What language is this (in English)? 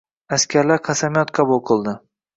Uzbek